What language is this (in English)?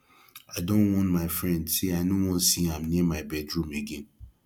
Nigerian Pidgin